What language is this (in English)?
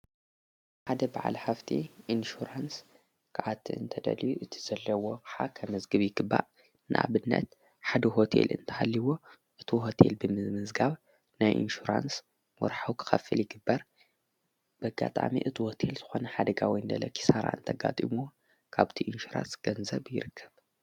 Tigrinya